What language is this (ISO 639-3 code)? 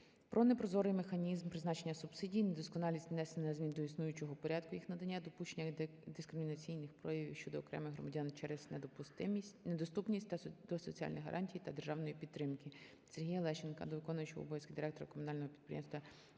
ukr